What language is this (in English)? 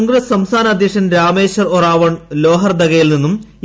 Malayalam